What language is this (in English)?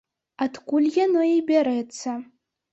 Belarusian